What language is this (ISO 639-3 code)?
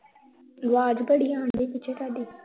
pan